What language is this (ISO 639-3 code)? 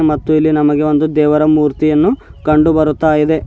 kan